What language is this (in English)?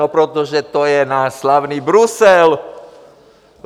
Czech